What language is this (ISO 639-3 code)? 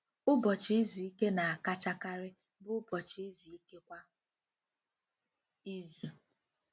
ibo